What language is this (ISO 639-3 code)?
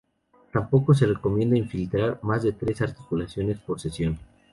spa